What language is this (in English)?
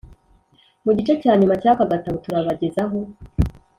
Kinyarwanda